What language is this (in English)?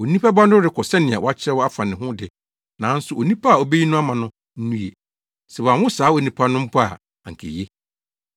Akan